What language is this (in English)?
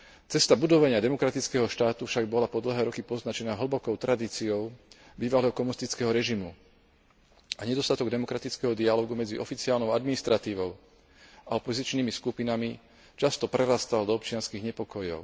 Slovak